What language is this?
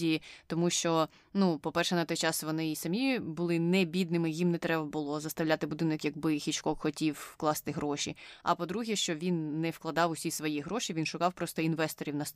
Ukrainian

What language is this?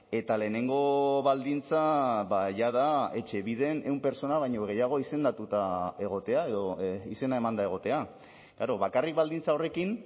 Basque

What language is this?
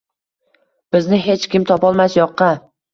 Uzbek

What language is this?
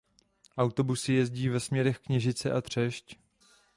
Czech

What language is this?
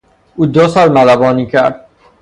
Persian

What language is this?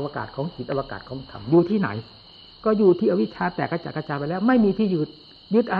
Thai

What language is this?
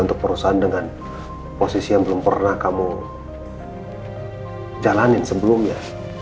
Indonesian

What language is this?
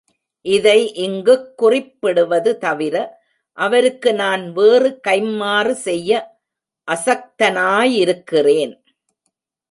Tamil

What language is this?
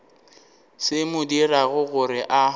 Northern Sotho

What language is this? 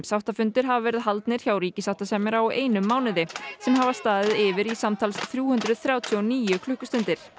Icelandic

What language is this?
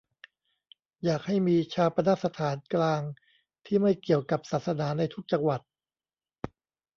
Thai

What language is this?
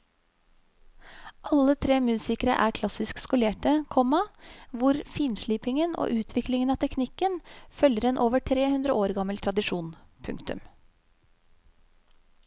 Norwegian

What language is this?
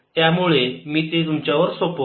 Marathi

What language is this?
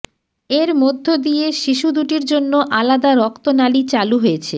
Bangla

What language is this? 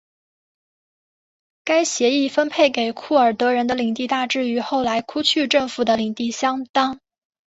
Chinese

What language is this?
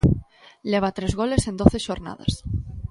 Galician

